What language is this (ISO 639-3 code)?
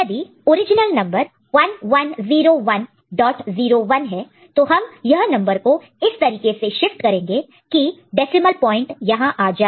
hin